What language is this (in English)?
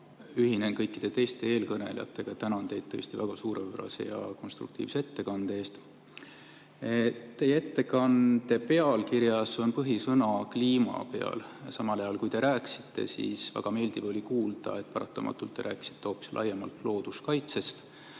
Estonian